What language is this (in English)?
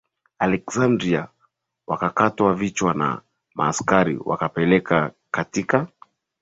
Swahili